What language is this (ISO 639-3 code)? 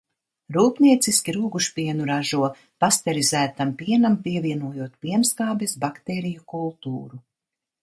lav